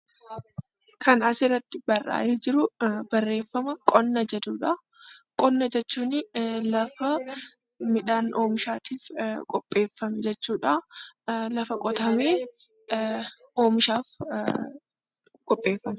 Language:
Oromo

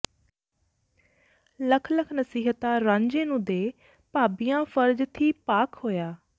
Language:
Punjabi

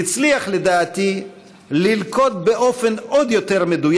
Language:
Hebrew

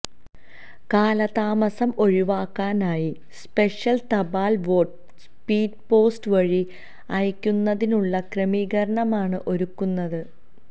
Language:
Malayalam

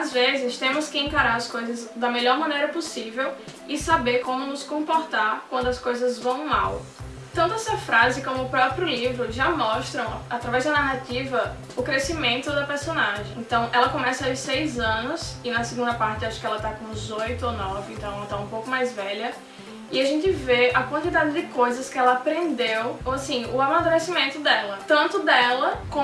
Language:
Portuguese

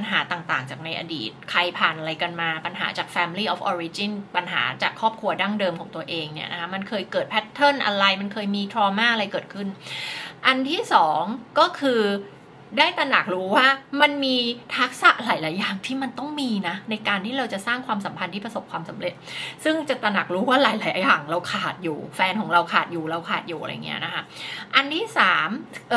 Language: Thai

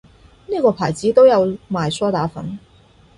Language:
Cantonese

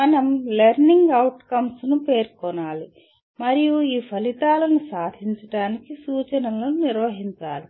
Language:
Telugu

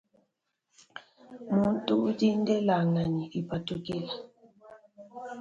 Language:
Luba-Lulua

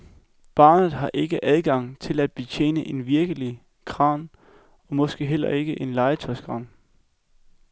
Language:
Danish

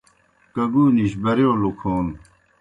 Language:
Kohistani Shina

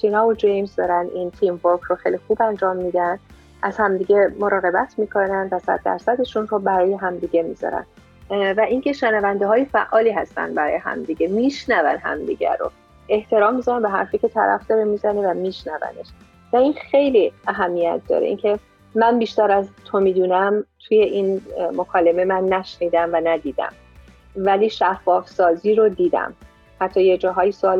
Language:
Persian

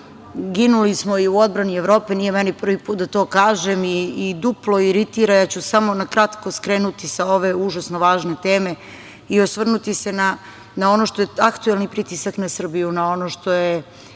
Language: Serbian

